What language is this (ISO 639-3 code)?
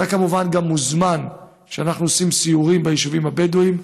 heb